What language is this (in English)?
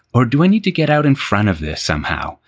English